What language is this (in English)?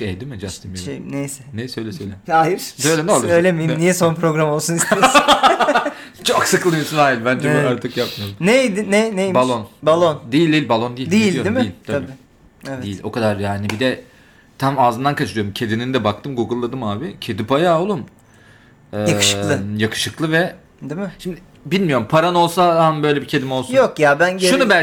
Turkish